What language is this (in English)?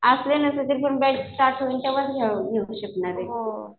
Marathi